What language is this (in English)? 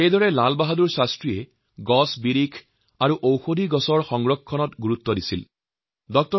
Assamese